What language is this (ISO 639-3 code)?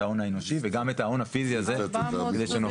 heb